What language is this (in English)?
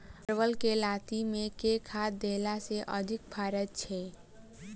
Maithili